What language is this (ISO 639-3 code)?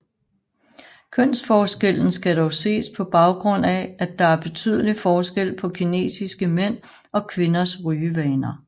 dan